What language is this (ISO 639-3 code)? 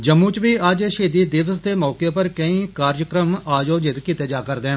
doi